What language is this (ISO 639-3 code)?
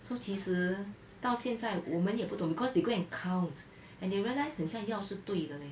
eng